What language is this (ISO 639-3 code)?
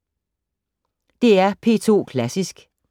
dan